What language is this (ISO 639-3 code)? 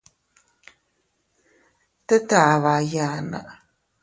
cut